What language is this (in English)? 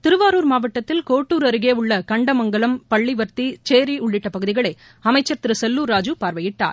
Tamil